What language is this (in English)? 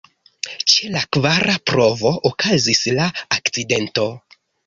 Esperanto